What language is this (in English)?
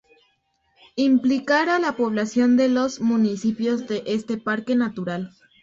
Spanish